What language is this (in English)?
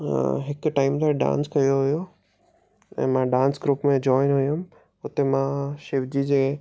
Sindhi